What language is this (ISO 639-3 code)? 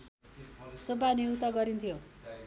nep